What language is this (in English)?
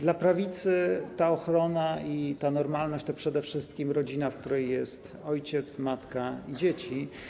Polish